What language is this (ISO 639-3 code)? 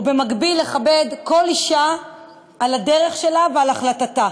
heb